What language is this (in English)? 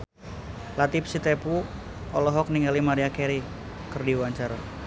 Sundanese